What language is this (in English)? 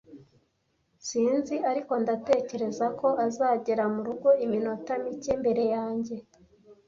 Kinyarwanda